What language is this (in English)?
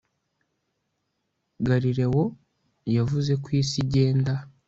Kinyarwanda